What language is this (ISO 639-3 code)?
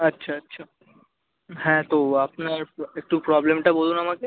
ben